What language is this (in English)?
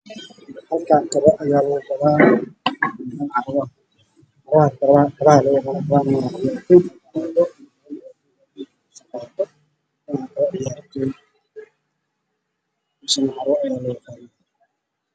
Somali